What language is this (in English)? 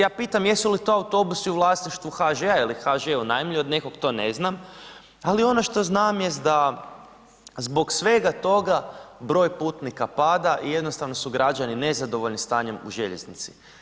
Croatian